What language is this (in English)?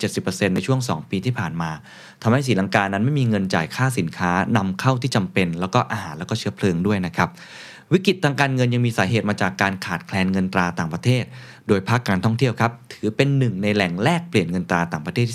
Thai